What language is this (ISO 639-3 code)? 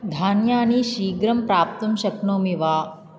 san